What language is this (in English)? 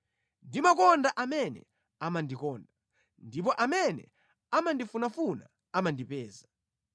Nyanja